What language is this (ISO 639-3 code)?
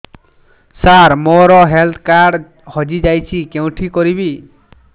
ori